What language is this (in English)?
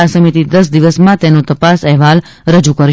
Gujarati